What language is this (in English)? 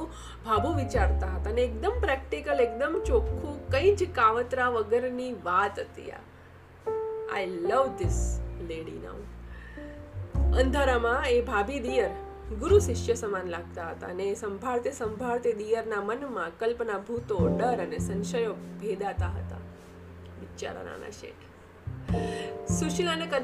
Gujarati